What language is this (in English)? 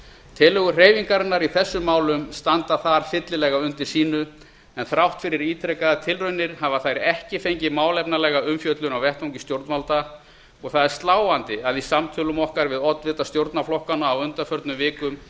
Icelandic